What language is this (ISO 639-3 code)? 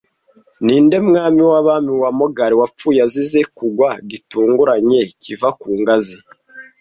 kin